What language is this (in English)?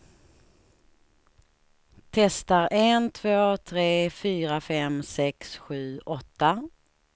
Swedish